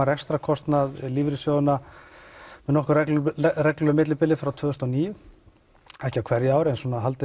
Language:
Icelandic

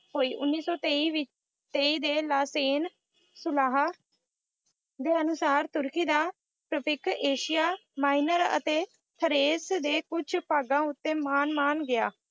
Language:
Punjabi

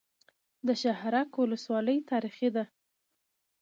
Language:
Pashto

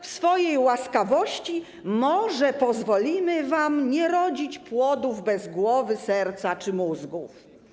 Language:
Polish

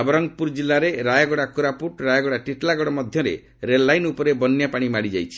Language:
Odia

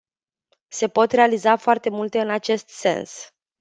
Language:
Romanian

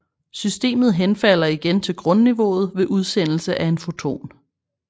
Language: Danish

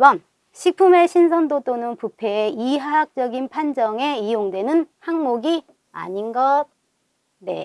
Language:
Korean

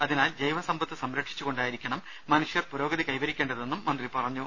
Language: Malayalam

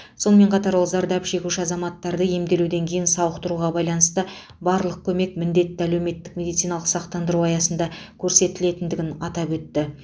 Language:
Kazakh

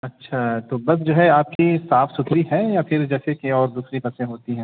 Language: Urdu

